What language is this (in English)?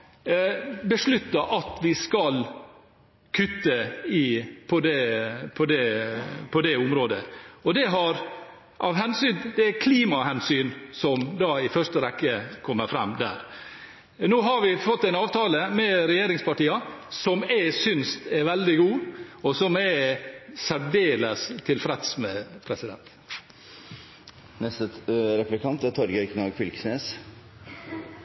Norwegian